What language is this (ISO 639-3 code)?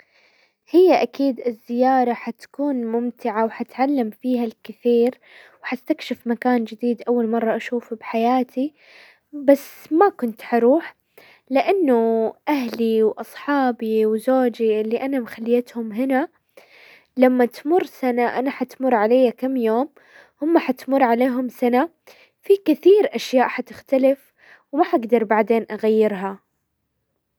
acw